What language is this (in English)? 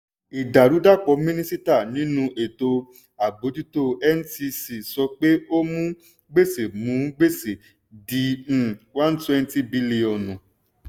Yoruba